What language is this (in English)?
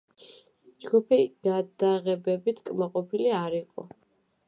Georgian